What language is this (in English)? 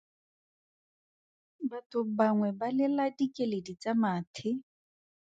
Tswana